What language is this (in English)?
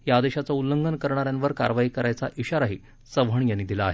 Marathi